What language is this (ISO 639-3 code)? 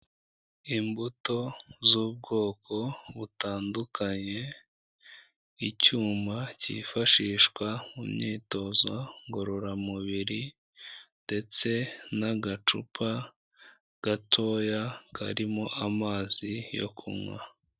kin